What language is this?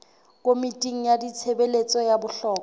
Southern Sotho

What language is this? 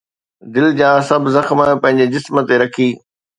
Sindhi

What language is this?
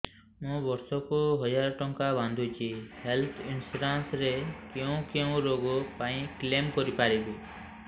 Odia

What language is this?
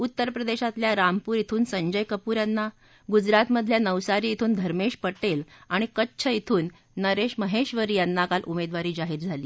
Marathi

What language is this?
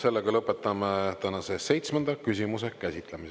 Estonian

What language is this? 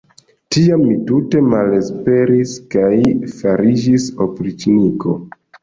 Esperanto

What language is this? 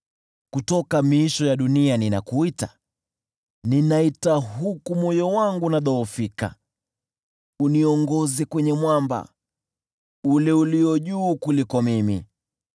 Swahili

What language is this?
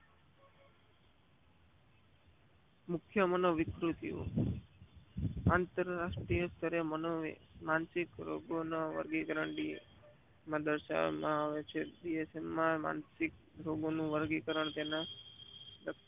Gujarati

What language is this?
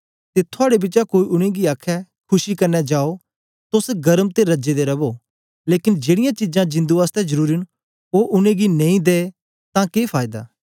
Dogri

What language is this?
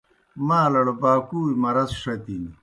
Kohistani Shina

